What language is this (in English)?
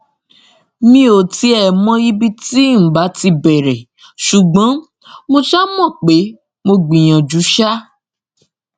Yoruba